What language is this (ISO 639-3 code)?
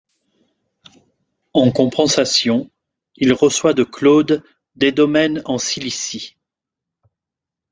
fra